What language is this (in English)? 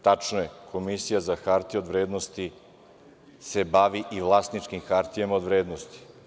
Serbian